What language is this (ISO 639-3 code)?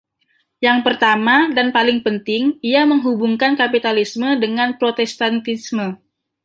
ind